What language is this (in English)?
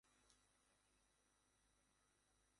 Bangla